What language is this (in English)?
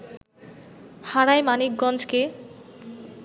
Bangla